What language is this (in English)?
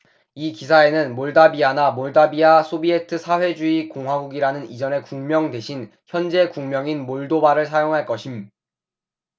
Korean